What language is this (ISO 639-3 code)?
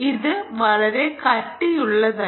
mal